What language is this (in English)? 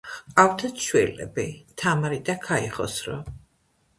Georgian